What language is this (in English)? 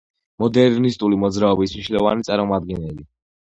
Georgian